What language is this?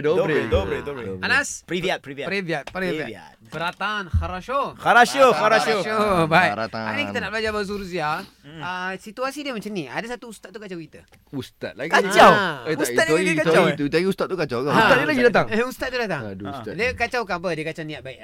Malay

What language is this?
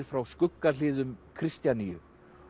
Icelandic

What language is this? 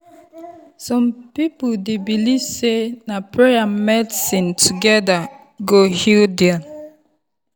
Nigerian Pidgin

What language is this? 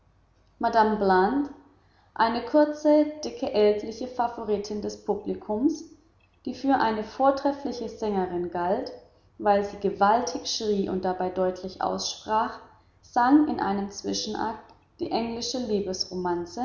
German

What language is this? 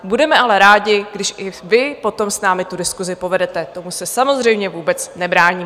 Czech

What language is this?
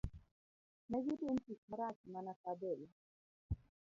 Luo (Kenya and Tanzania)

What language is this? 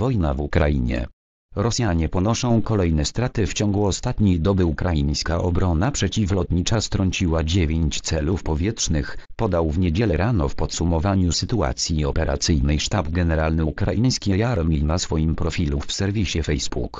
Polish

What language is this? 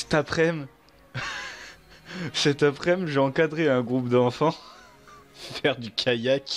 French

